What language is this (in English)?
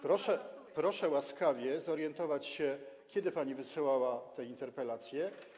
Polish